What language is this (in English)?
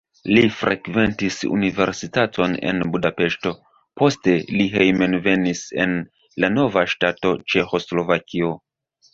Esperanto